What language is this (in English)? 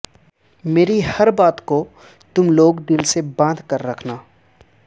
Urdu